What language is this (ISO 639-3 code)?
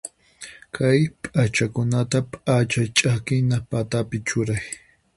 qxp